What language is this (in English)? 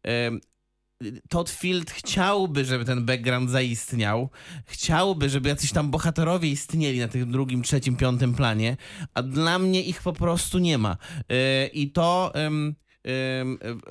Polish